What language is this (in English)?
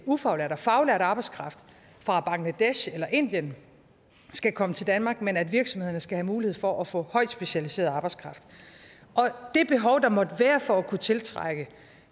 Danish